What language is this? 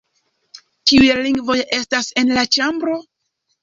Esperanto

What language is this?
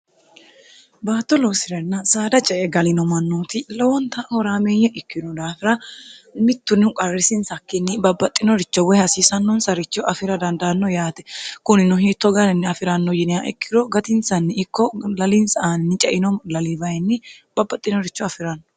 Sidamo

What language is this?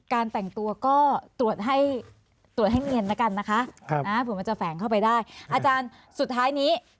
Thai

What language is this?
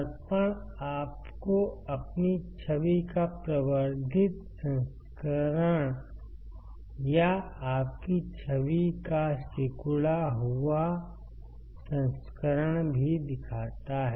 Hindi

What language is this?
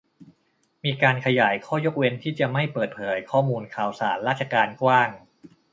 Thai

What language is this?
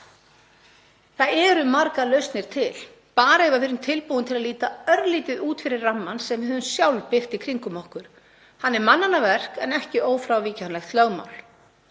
Icelandic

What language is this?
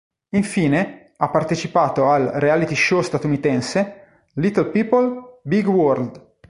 Italian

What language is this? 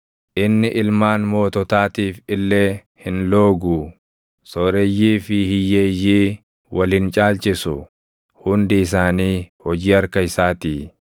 Oromo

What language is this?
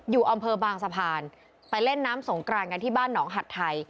Thai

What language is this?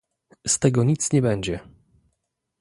Polish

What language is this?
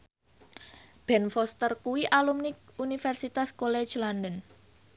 Javanese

